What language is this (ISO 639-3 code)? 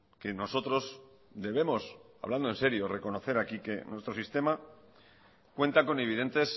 spa